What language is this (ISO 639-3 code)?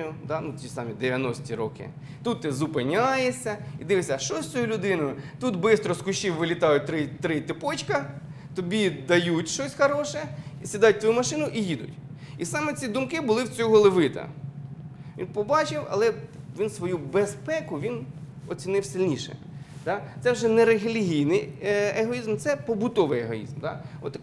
ukr